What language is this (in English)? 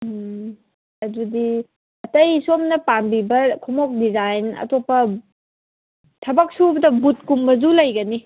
Manipuri